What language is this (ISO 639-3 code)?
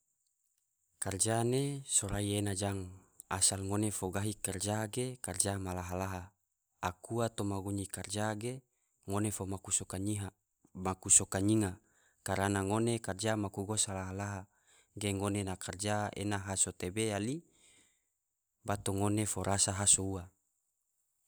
tvo